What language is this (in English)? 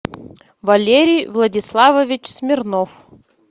Russian